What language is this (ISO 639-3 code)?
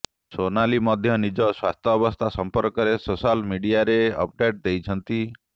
ori